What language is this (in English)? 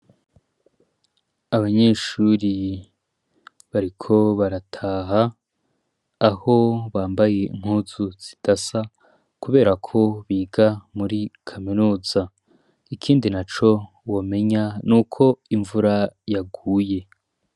Rundi